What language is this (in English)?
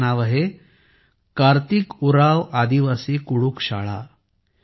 Marathi